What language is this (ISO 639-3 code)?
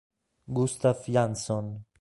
ita